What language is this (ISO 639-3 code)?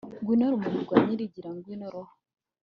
kin